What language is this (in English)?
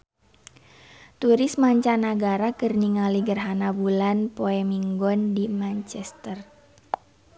Sundanese